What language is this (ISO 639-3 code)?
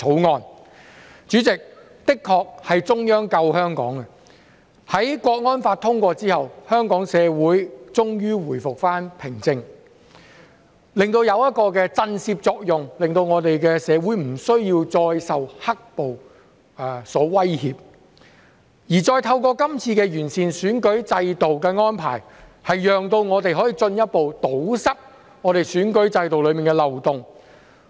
yue